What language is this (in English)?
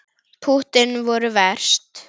Icelandic